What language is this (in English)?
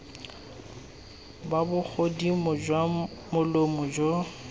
Tswana